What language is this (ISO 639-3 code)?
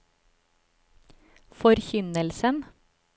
nor